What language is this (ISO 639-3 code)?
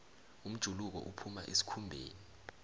nbl